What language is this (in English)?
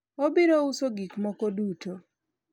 Luo (Kenya and Tanzania)